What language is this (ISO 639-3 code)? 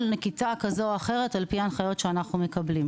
heb